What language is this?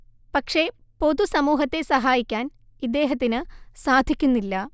Malayalam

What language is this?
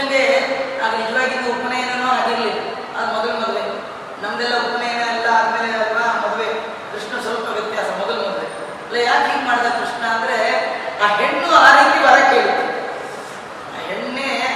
Kannada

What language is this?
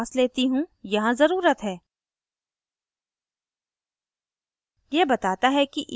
Hindi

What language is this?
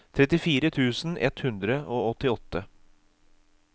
Norwegian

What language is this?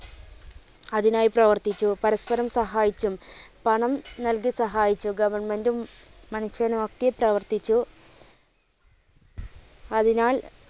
Malayalam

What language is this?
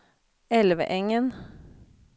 Swedish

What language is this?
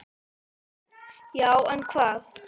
Icelandic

